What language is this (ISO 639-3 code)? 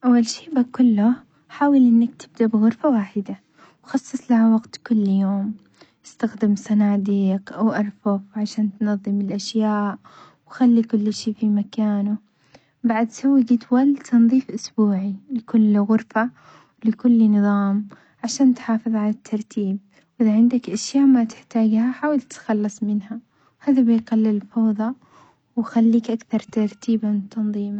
acx